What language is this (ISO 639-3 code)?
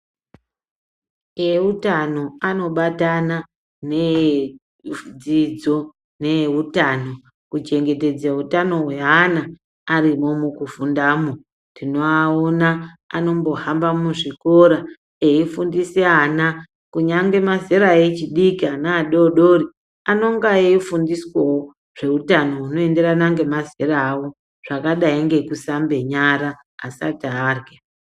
ndc